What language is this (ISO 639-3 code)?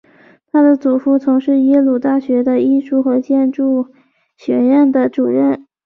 zho